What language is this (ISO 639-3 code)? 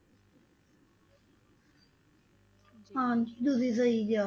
pan